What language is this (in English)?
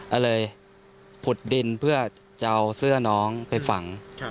Thai